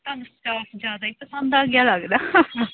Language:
Punjabi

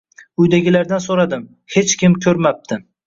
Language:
Uzbek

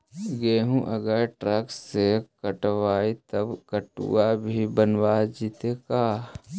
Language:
Magahi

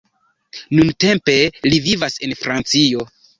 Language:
Esperanto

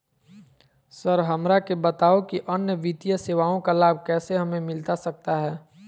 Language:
Magahi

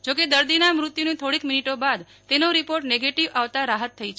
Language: Gujarati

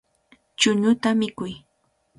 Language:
Cajatambo North Lima Quechua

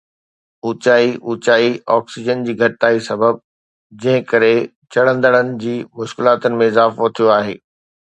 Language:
Sindhi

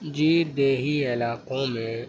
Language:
Urdu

